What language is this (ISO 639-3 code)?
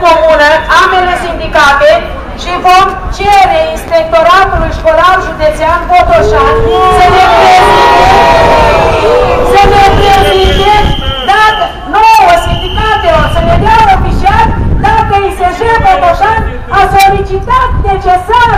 ron